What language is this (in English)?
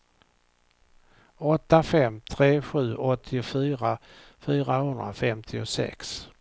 Swedish